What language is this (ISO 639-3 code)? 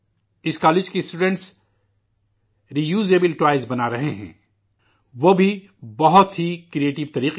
urd